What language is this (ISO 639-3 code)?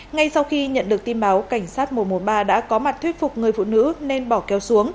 vie